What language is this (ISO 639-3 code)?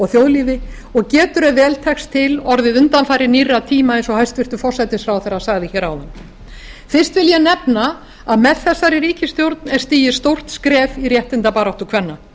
isl